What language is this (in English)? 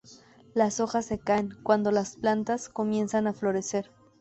Spanish